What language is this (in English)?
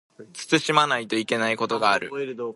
Japanese